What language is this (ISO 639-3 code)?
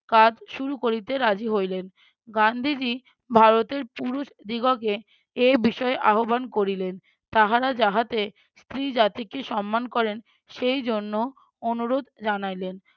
ben